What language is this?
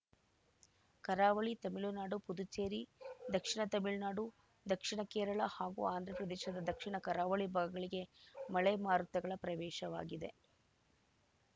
Kannada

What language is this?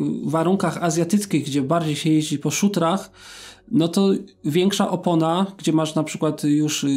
Polish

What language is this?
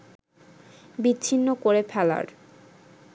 Bangla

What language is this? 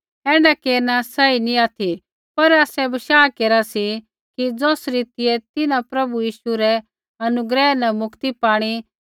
Kullu Pahari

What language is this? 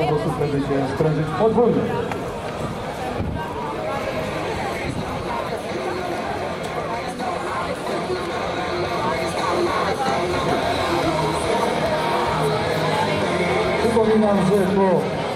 Polish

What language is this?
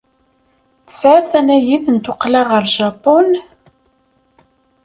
Kabyle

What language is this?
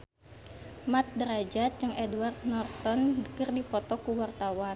Sundanese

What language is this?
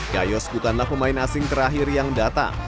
Indonesian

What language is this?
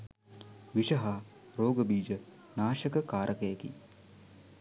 Sinhala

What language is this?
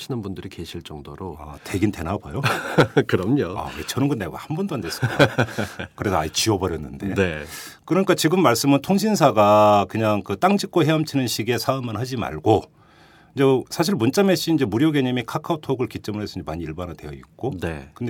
Korean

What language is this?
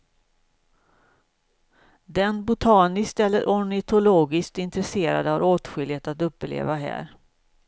Swedish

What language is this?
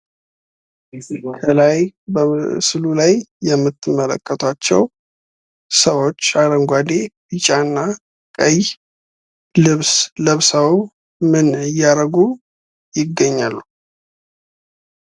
Amharic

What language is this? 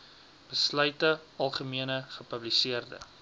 Afrikaans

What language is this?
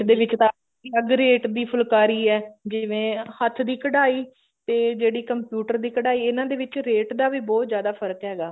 Punjabi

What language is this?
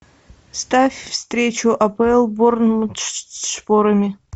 Russian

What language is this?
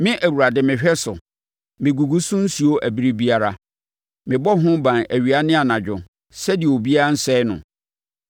Akan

